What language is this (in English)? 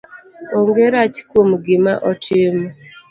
Luo (Kenya and Tanzania)